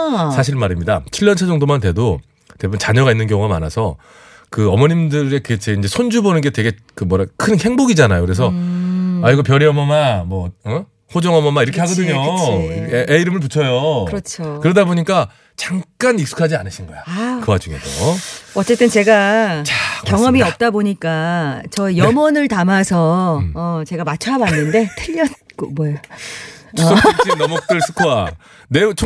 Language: Korean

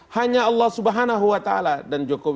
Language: Indonesian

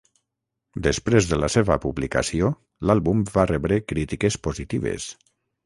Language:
Catalan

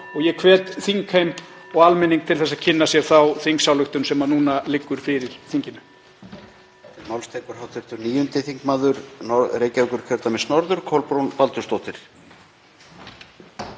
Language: Icelandic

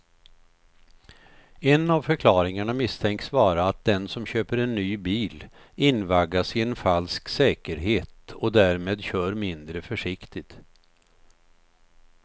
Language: Swedish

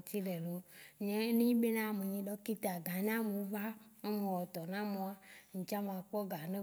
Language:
Waci Gbe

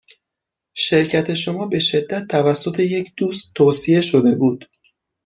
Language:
Persian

